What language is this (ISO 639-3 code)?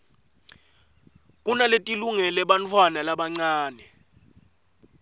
ssw